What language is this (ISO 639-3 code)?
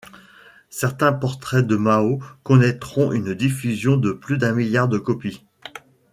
fra